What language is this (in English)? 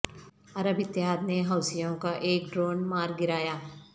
Urdu